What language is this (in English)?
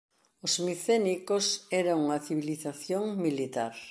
Galician